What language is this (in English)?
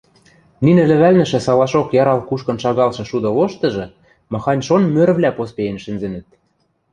Western Mari